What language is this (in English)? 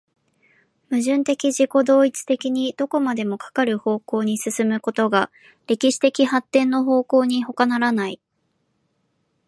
Japanese